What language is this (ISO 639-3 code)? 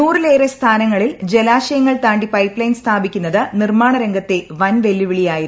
mal